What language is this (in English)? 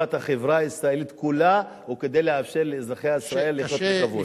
Hebrew